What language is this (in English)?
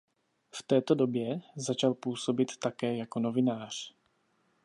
Czech